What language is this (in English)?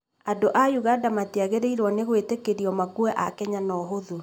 Kikuyu